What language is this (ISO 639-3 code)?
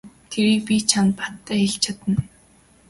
mon